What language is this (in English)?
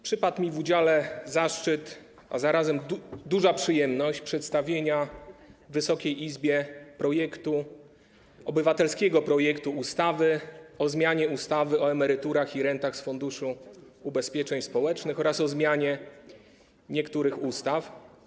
Polish